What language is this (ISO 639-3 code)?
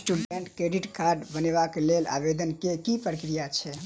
mai